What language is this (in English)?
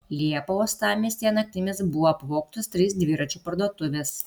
Lithuanian